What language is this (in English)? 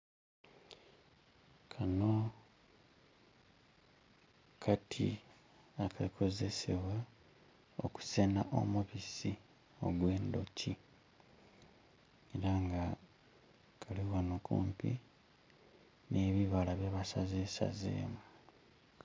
Soga